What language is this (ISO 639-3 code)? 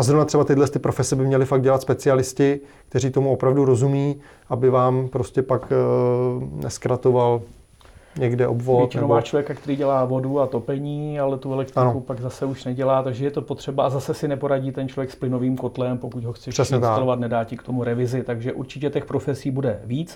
ces